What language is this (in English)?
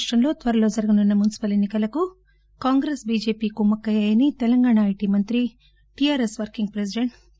Telugu